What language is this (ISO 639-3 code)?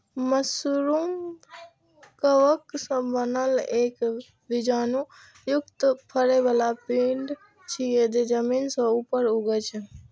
mai